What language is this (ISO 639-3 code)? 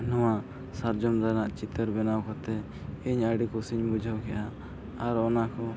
sat